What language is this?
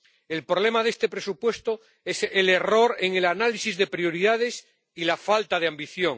Spanish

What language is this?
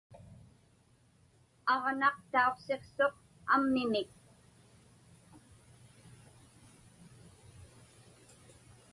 Inupiaq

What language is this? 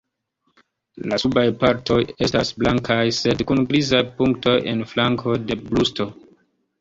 Esperanto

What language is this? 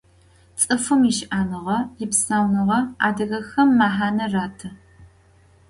Adyghe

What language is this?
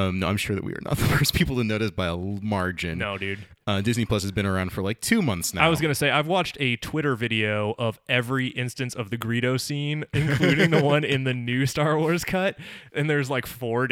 English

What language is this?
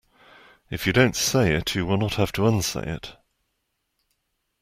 English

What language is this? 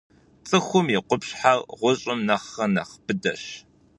Kabardian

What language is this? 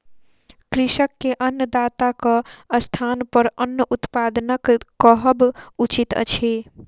Maithili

